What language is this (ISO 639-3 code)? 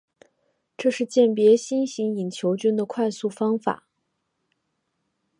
zho